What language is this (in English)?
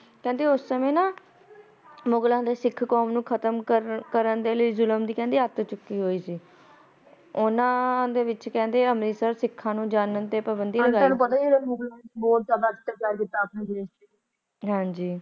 Punjabi